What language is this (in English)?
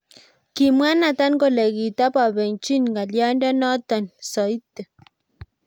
Kalenjin